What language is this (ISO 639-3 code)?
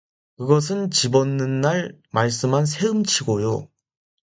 kor